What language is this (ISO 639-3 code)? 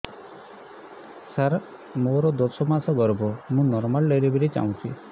ori